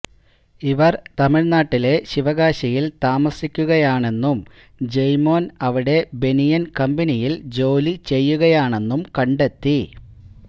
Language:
Malayalam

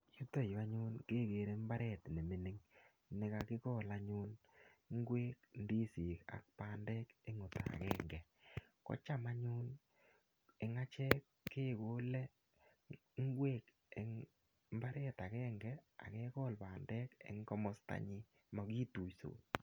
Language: Kalenjin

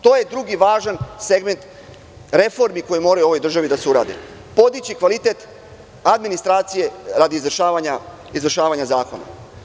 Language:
Serbian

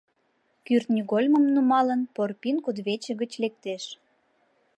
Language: Mari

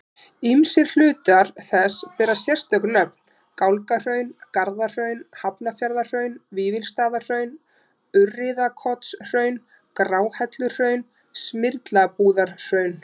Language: Icelandic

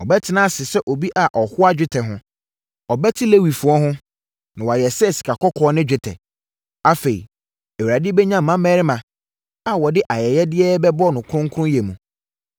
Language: Akan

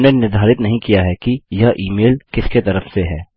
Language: Hindi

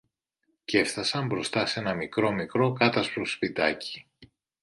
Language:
Greek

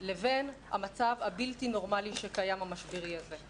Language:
Hebrew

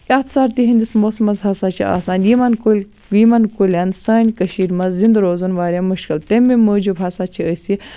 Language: Kashmiri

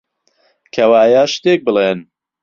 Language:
Central Kurdish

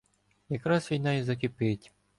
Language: Ukrainian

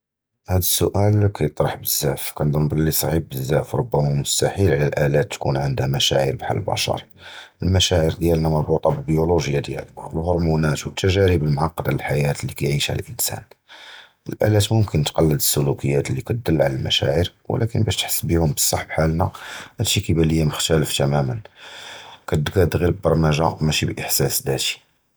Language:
Judeo-Arabic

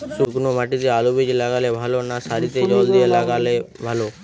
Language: Bangla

